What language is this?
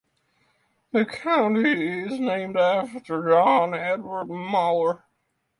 English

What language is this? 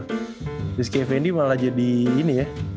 Indonesian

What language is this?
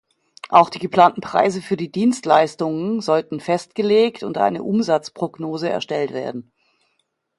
German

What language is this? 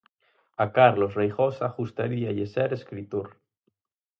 Galician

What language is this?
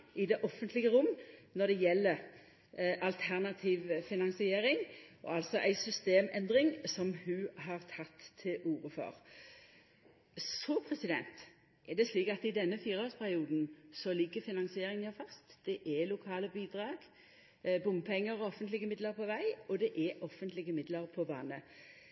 Norwegian Nynorsk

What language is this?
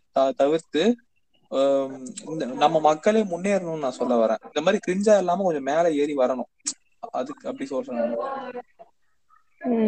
Tamil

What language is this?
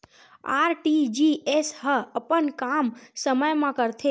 Chhattisgarhi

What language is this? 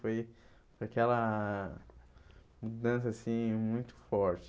Portuguese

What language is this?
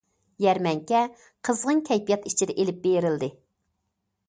Uyghur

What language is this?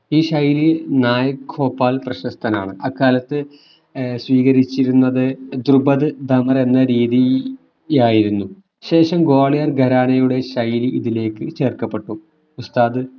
Malayalam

